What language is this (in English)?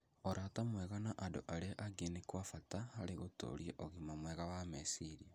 Kikuyu